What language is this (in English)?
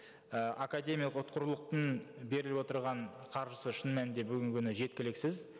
Kazakh